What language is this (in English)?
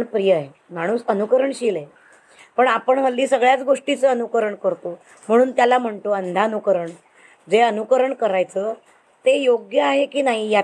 Marathi